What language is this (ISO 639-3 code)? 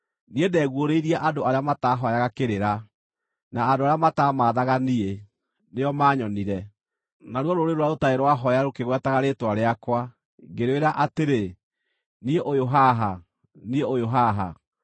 kik